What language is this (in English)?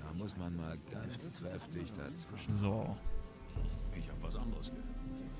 German